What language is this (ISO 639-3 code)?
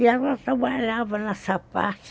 por